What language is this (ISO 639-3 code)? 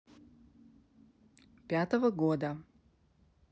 rus